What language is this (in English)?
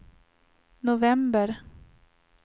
Swedish